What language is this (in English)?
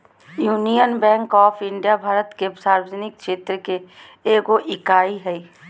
Magahi